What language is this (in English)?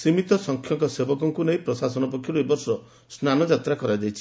Odia